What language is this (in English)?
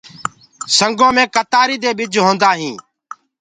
Gurgula